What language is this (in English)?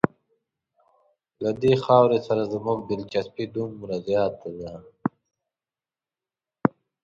Pashto